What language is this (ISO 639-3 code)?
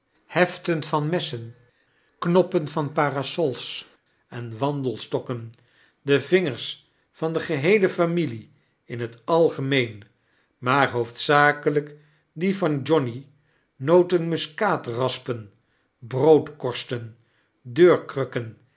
nld